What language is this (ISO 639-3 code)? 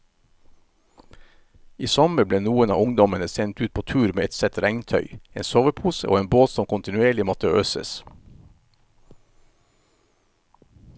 nor